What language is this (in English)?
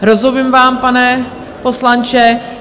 Czech